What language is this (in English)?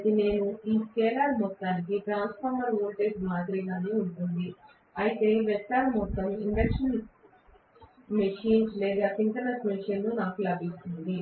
Telugu